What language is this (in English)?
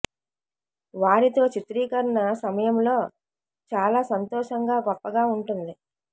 Telugu